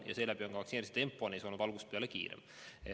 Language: Estonian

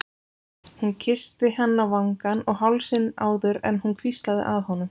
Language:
Icelandic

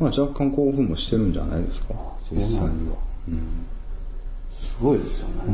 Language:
Japanese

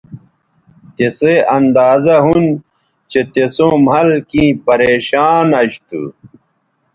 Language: Bateri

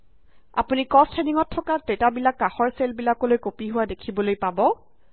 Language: Assamese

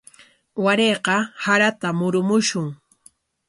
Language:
Corongo Ancash Quechua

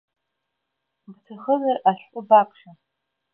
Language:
Abkhazian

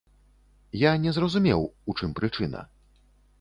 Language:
Belarusian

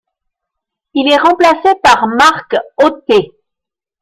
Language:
French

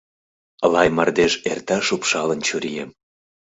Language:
Mari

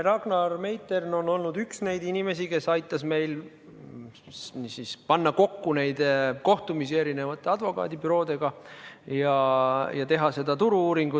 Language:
Estonian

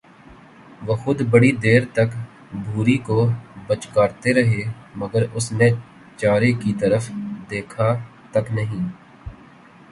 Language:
Urdu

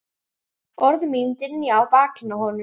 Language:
Icelandic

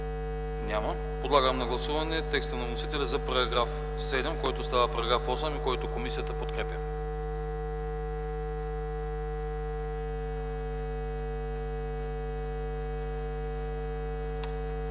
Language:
Bulgarian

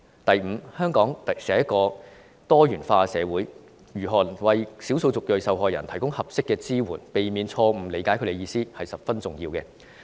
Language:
Cantonese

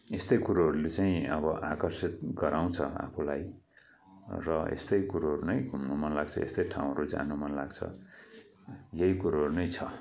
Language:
Nepali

